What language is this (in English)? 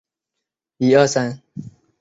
Chinese